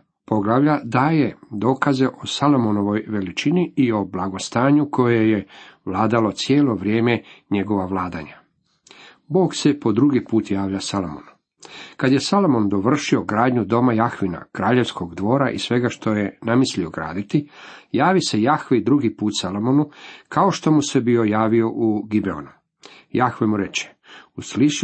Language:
Croatian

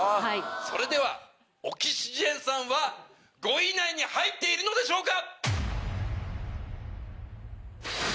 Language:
Japanese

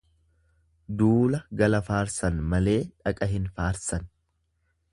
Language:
Oromo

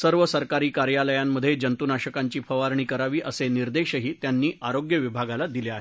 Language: Marathi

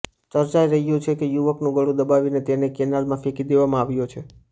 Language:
Gujarati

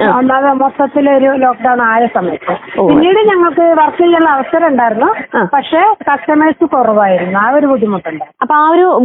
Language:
Malayalam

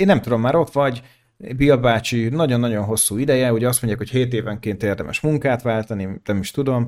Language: Hungarian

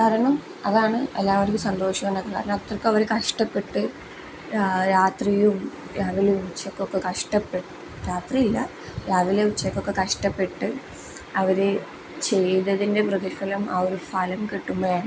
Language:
Malayalam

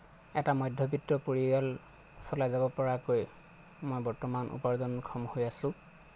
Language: Assamese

